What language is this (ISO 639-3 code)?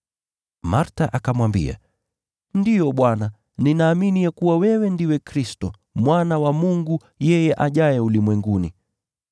swa